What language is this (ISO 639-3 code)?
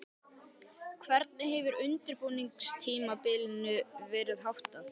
isl